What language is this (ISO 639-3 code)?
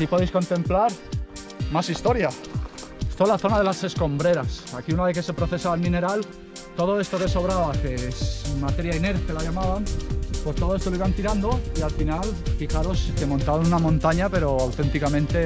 spa